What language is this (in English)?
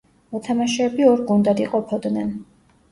Georgian